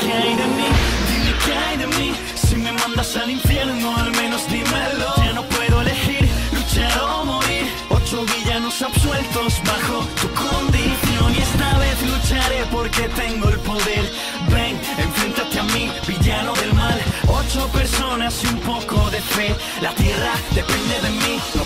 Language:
Spanish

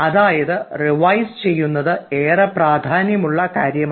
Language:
Malayalam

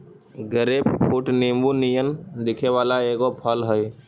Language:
Magahi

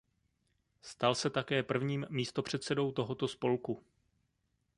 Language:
Czech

